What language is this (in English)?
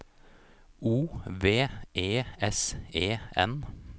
Norwegian